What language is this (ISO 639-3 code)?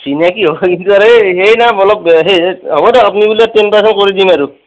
asm